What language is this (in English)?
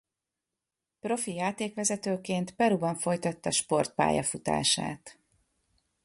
Hungarian